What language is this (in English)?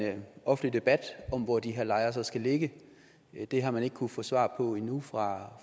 Danish